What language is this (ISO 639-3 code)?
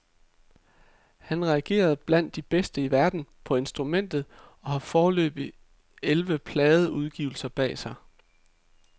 dan